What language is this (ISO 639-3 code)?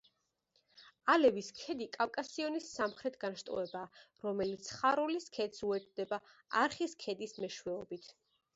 kat